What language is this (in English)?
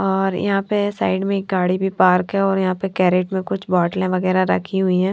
Hindi